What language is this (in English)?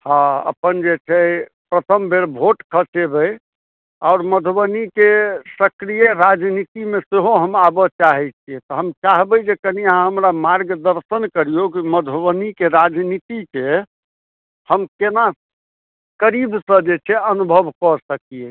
Maithili